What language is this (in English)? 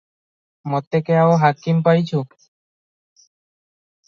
Odia